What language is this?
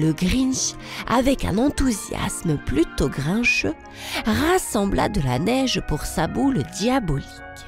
French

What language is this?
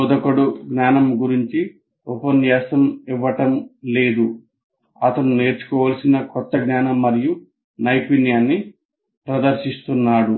Telugu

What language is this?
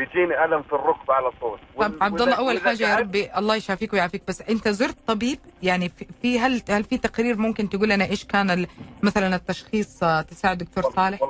Arabic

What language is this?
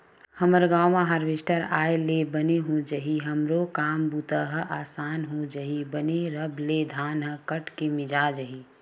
Chhattisgarhi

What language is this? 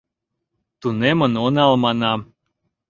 Mari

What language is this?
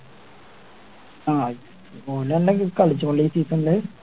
Malayalam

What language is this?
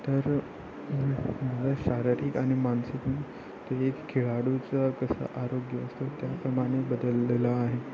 Marathi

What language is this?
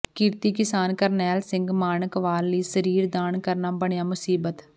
Punjabi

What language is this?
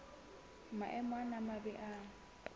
Southern Sotho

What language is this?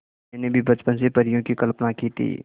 Hindi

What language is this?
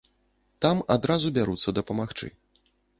Belarusian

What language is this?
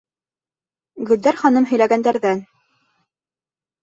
Bashkir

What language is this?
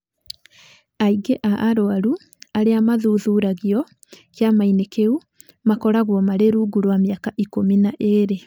Kikuyu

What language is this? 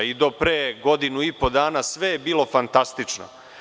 Serbian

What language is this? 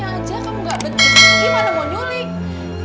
Indonesian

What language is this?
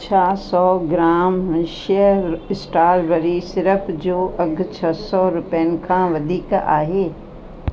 Sindhi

